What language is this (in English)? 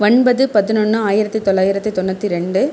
Tamil